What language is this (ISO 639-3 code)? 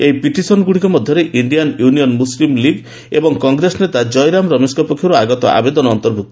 ori